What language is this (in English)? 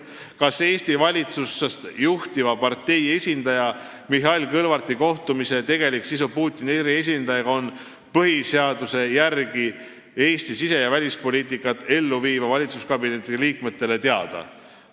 Estonian